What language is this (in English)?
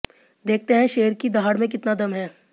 Hindi